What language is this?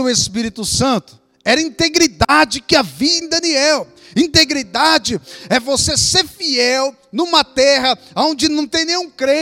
Portuguese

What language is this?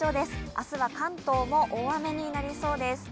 Japanese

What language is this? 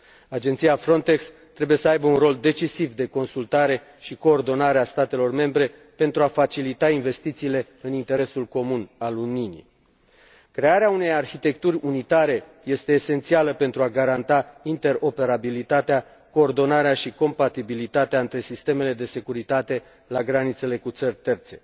Romanian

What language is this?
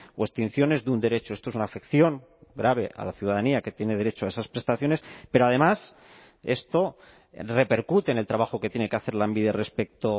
Spanish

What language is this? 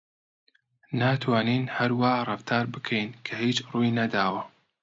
Central Kurdish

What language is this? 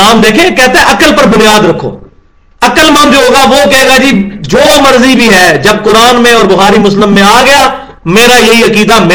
Urdu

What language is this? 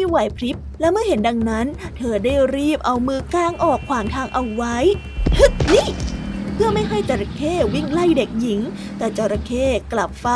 Thai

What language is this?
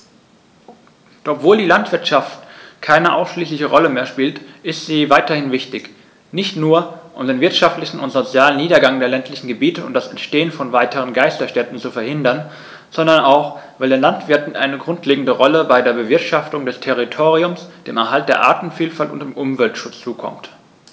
German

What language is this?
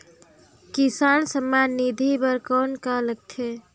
Chhattisgarhi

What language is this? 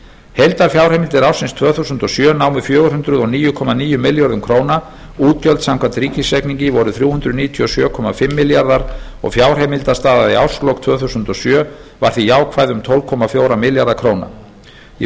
Icelandic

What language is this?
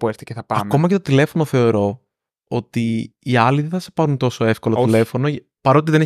Greek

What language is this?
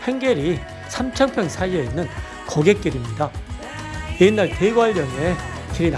Korean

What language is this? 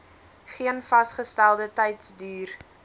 Afrikaans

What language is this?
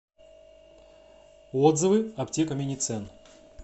Russian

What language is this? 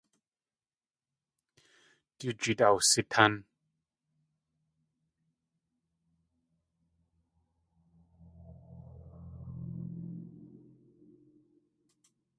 Tlingit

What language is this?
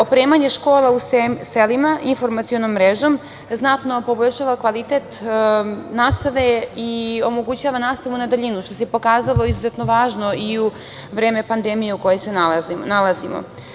Serbian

